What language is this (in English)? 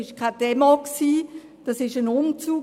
Swiss German